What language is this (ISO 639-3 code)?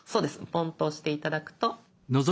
jpn